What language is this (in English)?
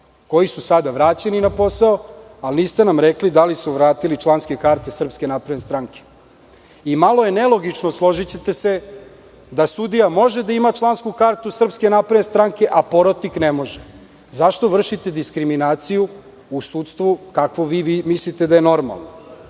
Serbian